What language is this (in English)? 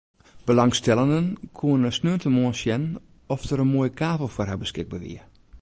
Western Frisian